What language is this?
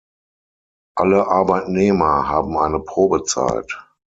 German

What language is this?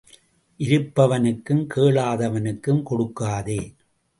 Tamil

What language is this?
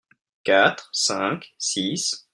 French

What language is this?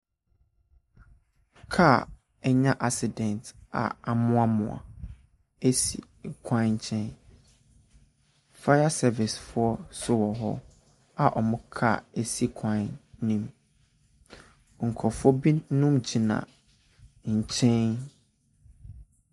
Akan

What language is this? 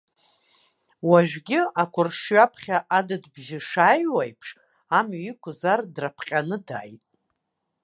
Abkhazian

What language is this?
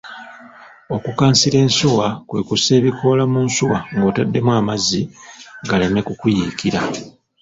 Ganda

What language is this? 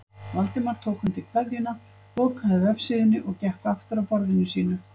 Icelandic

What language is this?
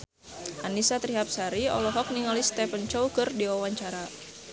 Sundanese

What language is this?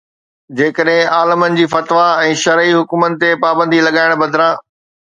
Sindhi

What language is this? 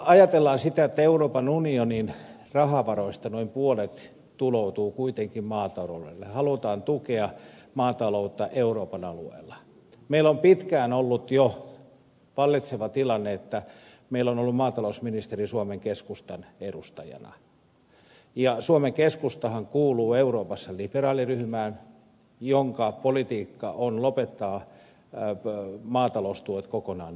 Finnish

